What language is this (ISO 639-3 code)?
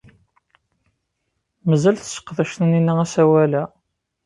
kab